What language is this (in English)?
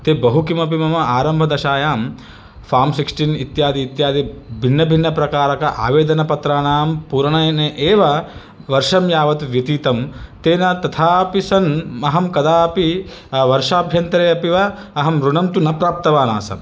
Sanskrit